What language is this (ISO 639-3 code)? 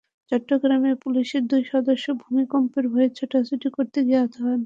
ben